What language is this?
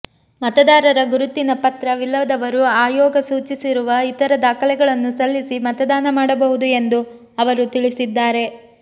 Kannada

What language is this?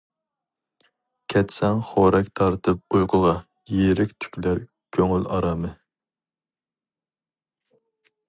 Uyghur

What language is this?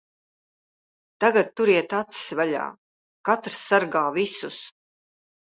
Latvian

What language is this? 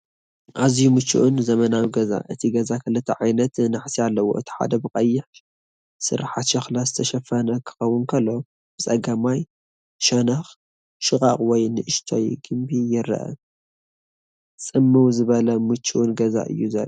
Tigrinya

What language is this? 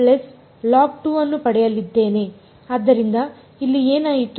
Kannada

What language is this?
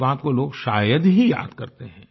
Hindi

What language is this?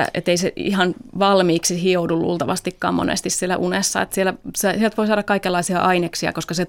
Finnish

